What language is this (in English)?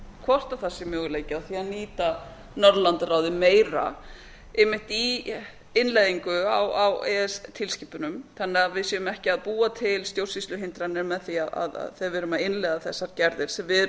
Icelandic